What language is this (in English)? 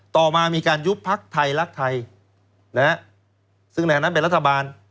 Thai